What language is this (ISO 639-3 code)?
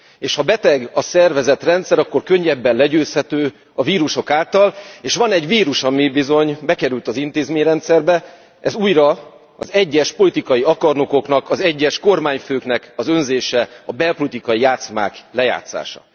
hun